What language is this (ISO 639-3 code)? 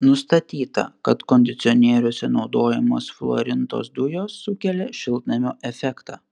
lit